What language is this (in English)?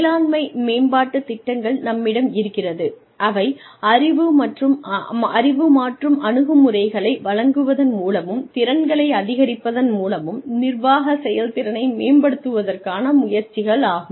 Tamil